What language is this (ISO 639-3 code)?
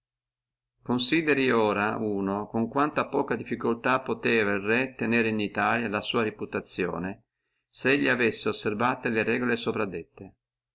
ita